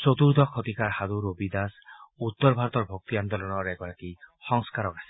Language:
Assamese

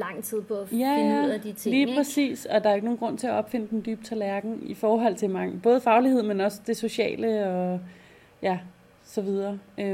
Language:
Danish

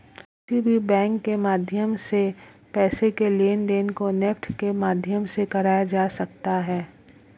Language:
Hindi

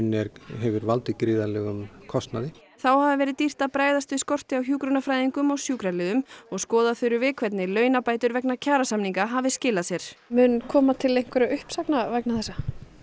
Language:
Icelandic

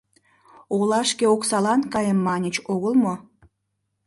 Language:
Mari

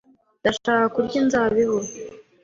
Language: Kinyarwanda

